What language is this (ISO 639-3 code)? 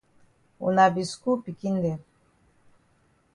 wes